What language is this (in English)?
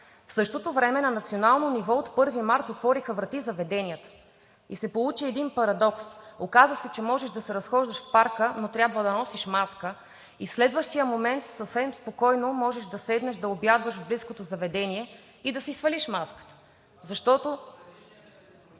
Bulgarian